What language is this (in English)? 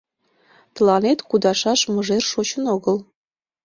Mari